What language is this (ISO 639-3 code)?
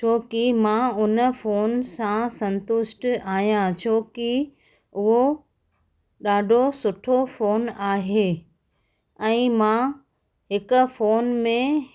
snd